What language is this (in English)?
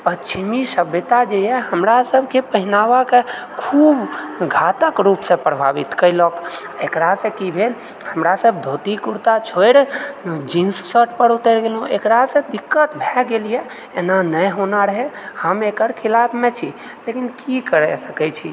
Maithili